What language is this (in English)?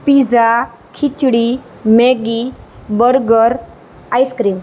Gujarati